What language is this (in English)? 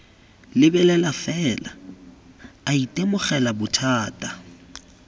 Tswana